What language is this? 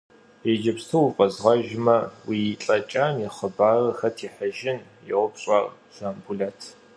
Kabardian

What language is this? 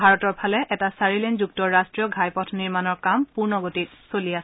Assamese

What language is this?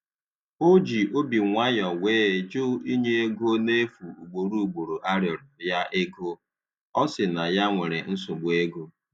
Igbo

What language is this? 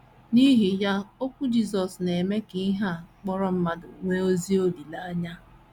Igbo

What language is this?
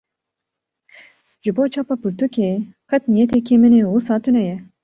Kurdish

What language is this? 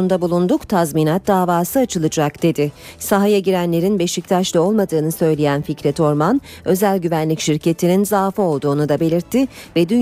Turkish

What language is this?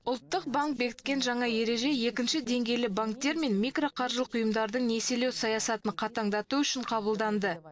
Kazakh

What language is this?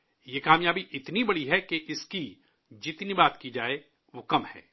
Urdu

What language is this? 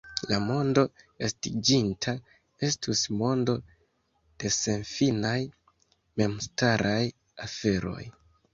Esperanto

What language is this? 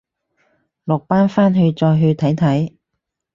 Cantonese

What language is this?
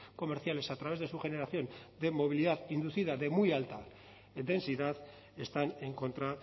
Spanish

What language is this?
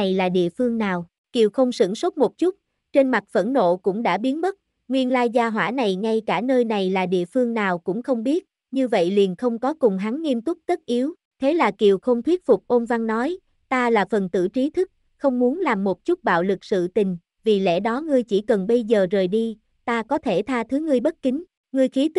Vietnamese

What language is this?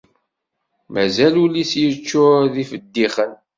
Kabyle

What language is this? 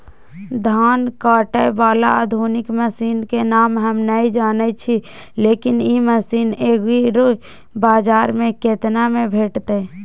Maithili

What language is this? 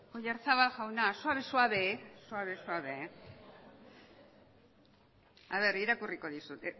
Basque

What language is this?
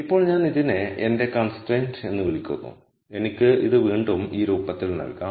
Malayalam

